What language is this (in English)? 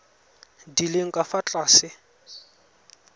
Tswana